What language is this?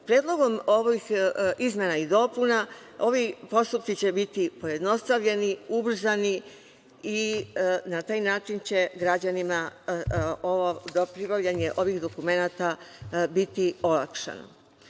Serbian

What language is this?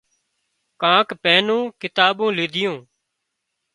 Wadiyara Koli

